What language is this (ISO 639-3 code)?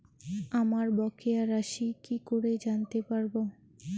ben